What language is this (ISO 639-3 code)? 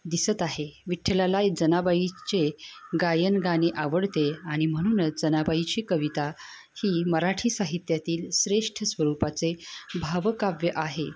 mar